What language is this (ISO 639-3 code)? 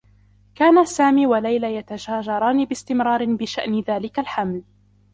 ara